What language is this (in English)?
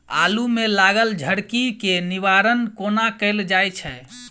Maithili